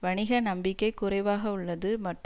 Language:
Tamil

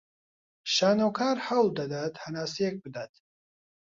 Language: Central Kurdish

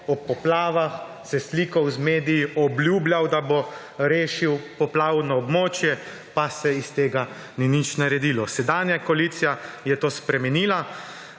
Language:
Slovenian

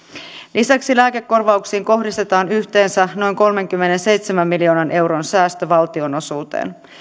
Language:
Finnish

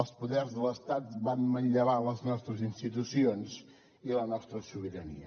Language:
Catalan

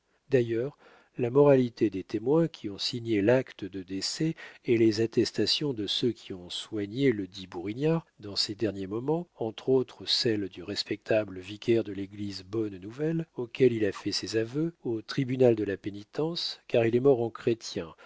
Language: French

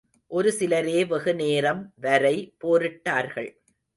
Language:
Tamil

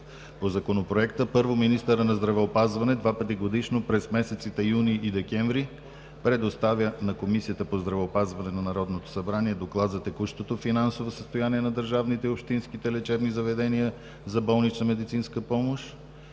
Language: Bulgarian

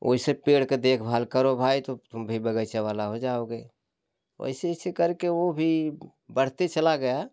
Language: Hindi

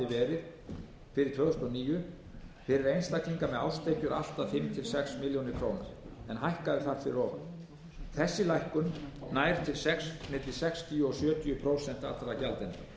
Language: Icelandic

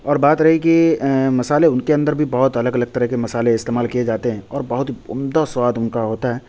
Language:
Urdu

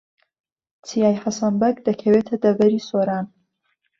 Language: Central Kurdish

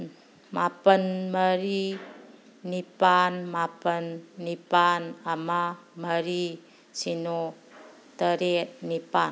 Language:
Manipuri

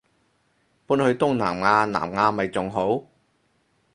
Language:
Cantonese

